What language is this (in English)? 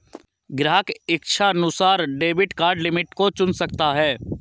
Hindi